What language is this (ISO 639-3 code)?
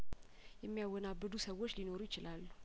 amh